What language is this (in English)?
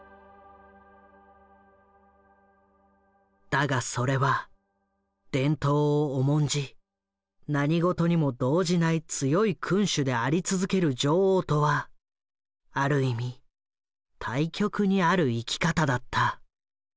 Japanese